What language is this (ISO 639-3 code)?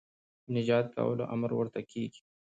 pus